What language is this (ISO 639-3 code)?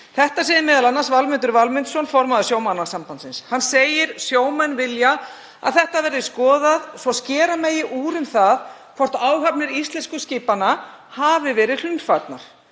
isl